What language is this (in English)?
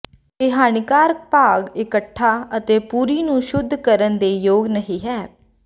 Punjabi